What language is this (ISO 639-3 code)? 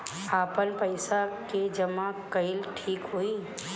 bho